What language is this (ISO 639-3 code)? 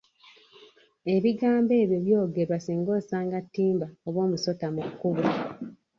lug